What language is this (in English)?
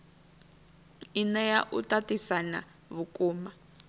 Venda